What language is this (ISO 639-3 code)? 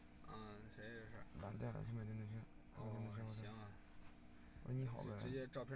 zho